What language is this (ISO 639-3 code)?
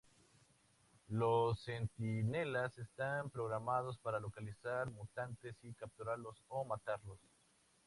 spa